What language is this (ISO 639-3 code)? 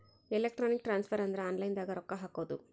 kan